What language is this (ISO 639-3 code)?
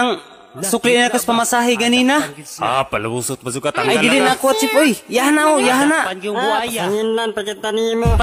nld